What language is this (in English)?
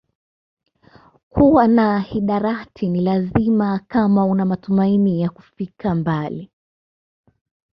Swahili